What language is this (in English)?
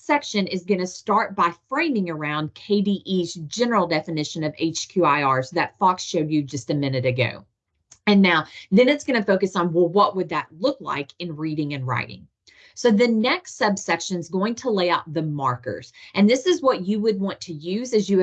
English